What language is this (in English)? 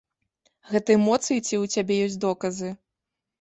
Belarusian